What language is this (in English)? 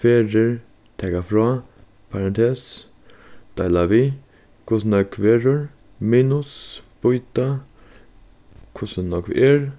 Faroese